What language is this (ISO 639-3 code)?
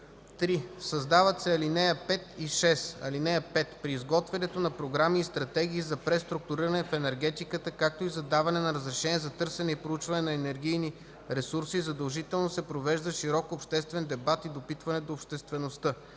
bul